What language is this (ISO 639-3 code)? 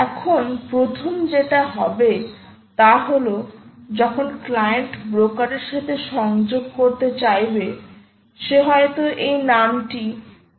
ben